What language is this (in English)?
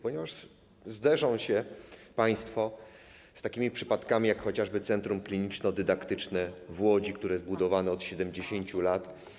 Polish